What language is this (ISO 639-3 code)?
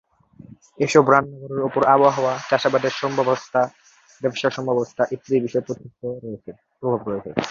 ben